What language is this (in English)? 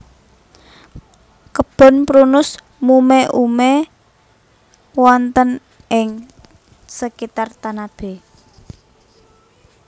Javanese